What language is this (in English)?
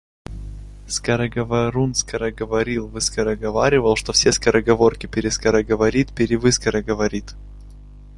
Russian